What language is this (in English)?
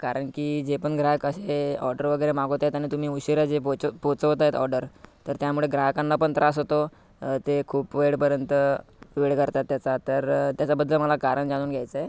Marathi